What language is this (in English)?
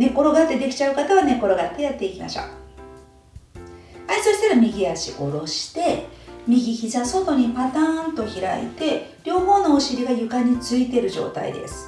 Japanese